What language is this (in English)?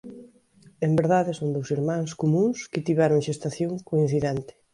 Galician